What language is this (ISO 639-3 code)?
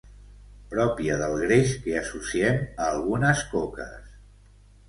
cat